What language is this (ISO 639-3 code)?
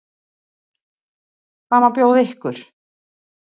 isl